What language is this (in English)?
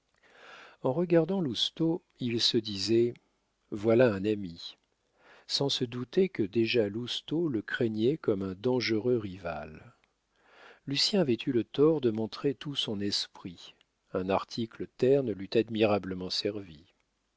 French